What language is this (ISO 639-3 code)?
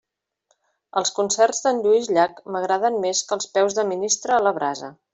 cat